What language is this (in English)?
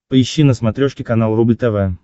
Russian